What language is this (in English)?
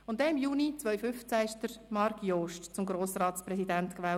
Swiss German